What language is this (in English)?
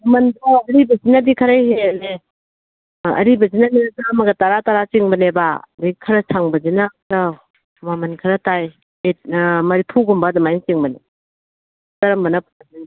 Manipuri